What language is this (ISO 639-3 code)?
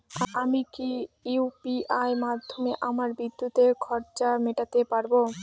ben